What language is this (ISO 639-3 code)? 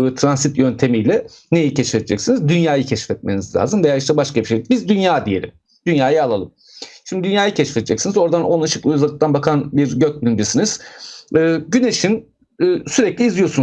tur